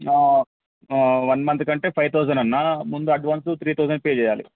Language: Telugu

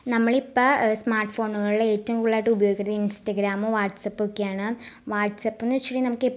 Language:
Malayalam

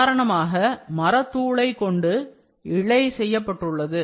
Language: Tamil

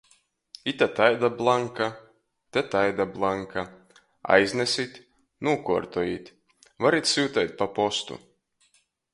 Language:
Latgalian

